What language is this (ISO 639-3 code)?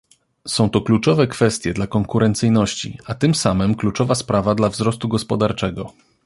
pol